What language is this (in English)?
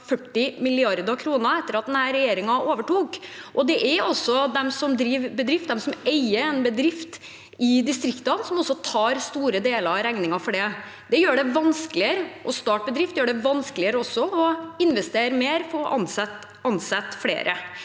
Norwegian